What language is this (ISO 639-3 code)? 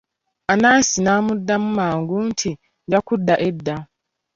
lug